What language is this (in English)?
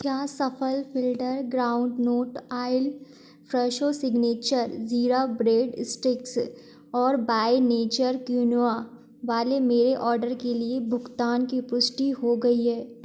Hindi